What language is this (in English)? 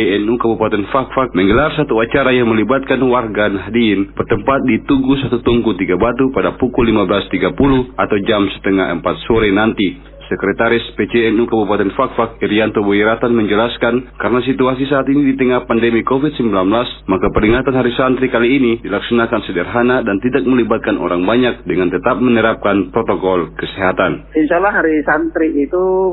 Indonesian